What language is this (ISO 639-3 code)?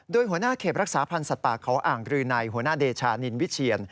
tha